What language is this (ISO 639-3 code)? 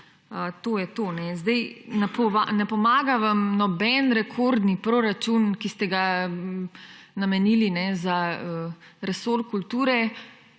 slv